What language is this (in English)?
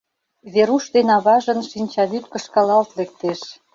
Mari